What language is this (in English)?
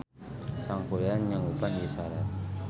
Sundanese